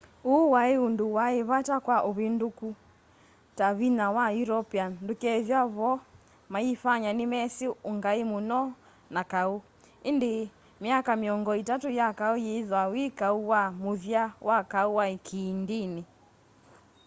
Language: Kamba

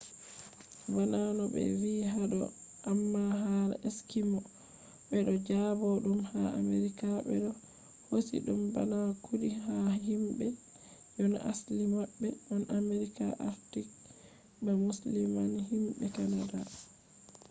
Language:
Fula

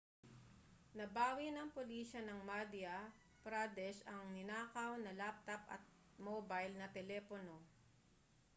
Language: Filipino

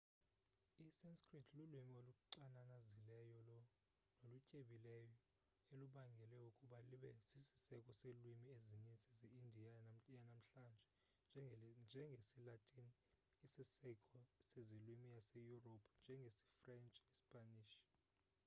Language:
Xhosa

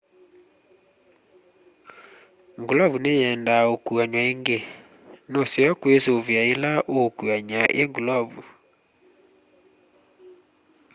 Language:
Kamba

